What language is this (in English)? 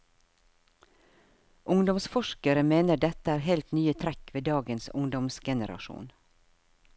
Norwegian